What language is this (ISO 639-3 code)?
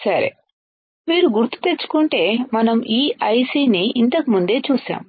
tel